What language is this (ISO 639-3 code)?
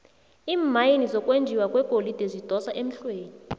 nbl